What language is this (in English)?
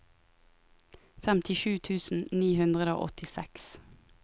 Norwegian